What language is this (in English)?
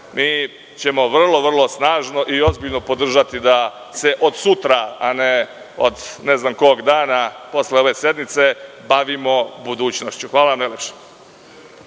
Serbian